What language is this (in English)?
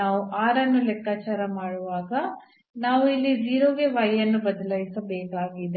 Kannada